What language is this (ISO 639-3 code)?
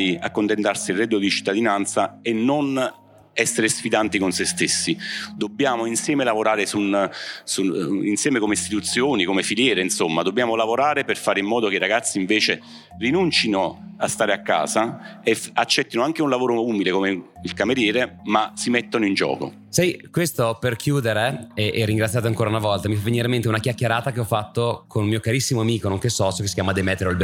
ita